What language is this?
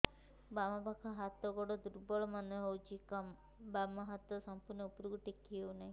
Odia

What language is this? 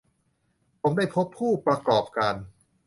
Thai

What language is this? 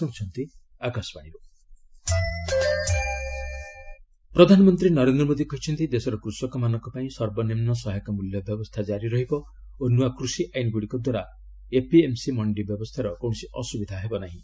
Odia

